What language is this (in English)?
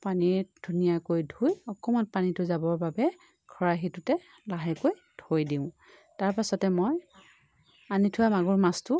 Assamese